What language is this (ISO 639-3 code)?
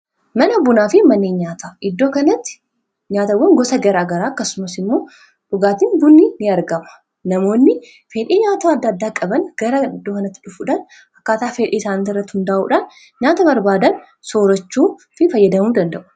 orm